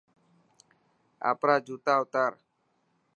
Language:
Dhatki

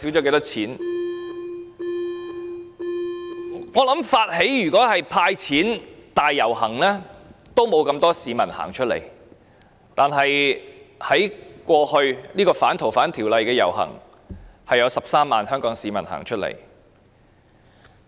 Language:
Cantonese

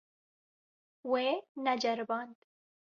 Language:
Kurdish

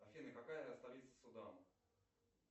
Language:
Russian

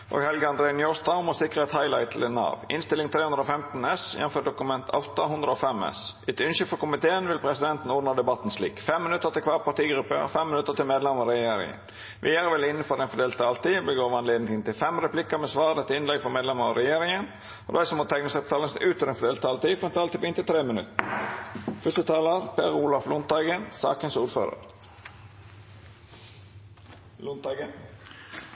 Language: Norwegian Nynorsk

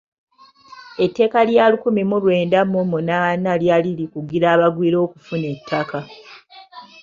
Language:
Ganda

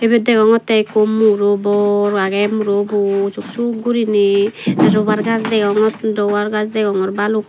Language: Chakma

